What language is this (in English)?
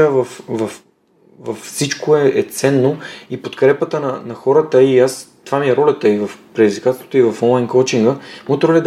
Bulgarian